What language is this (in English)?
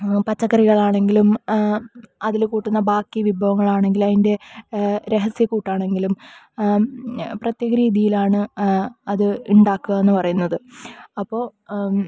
Malayalam